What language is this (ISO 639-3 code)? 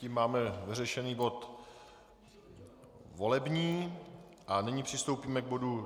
ces